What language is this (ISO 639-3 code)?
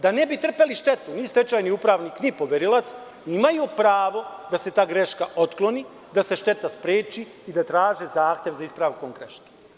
srp